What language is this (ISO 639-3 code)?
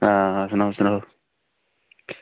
doi